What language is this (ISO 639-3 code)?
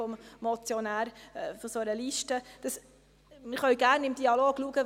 gsw